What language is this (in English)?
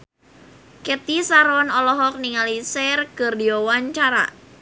Sundanese